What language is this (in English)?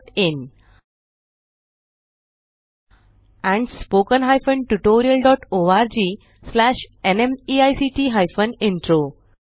Marathi